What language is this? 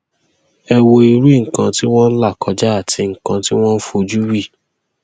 Yoruba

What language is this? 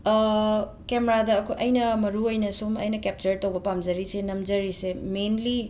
Manipuri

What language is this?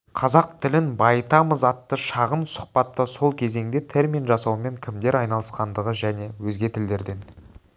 Kazakh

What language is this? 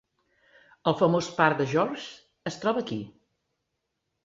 Catalan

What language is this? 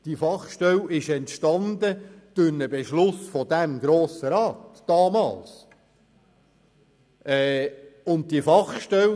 Swiss German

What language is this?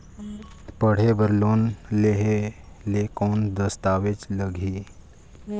Chhattisgarhi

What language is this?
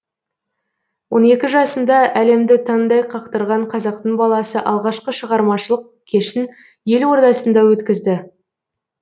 Kazakh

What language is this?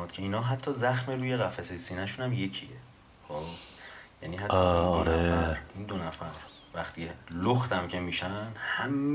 Persian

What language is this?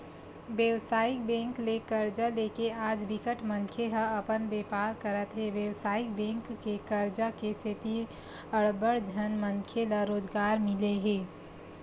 Chhattisgarhi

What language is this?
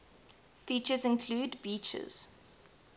English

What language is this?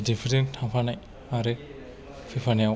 Bodo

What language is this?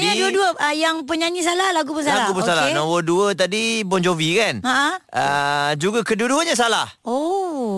Malay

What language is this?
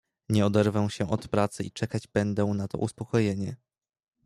Polish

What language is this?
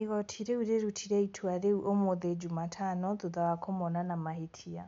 Kikuyu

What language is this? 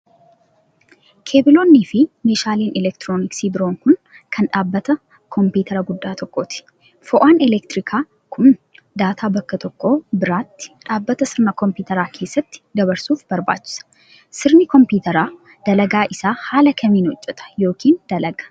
Oromo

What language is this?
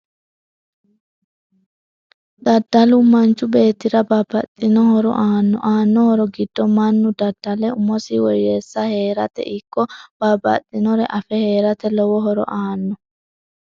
Sidamo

